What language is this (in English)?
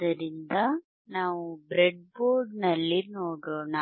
Kannada